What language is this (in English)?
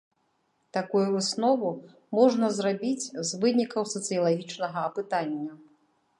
Belarusian